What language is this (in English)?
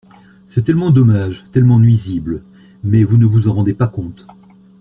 French